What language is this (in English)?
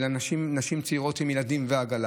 Hebrew